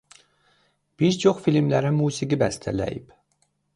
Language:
Azerbaijani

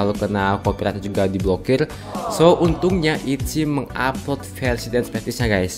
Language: Indonesian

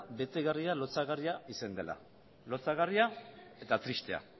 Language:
Basque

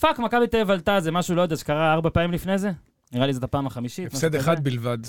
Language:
Hebrew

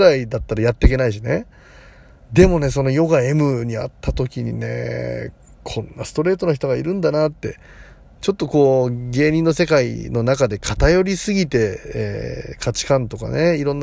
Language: Japanese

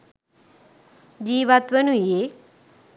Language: Sinhala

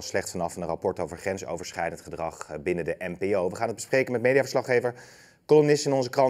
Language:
Dutch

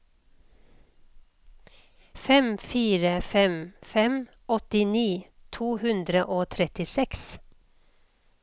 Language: Norwegian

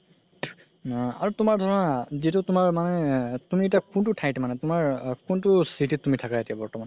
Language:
Assamese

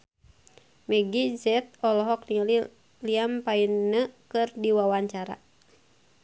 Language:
Sundanese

